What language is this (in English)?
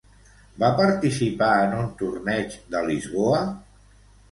Catalan